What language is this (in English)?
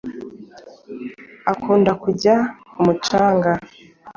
Kinyarwanda